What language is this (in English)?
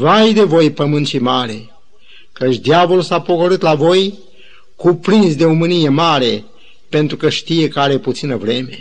Romanian